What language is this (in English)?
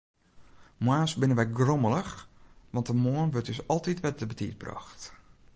Western Frisian